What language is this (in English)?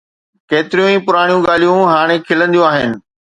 Sindhi